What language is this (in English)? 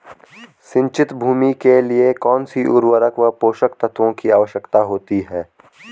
Hindi